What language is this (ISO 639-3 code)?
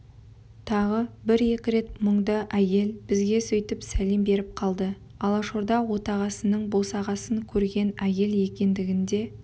kaz